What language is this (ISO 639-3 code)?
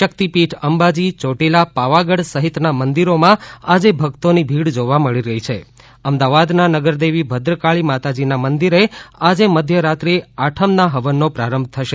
guj